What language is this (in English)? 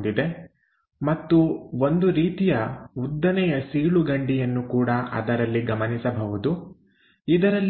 Kannada